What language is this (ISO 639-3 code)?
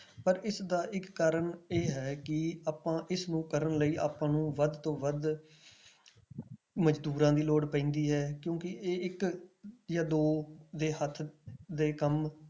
pan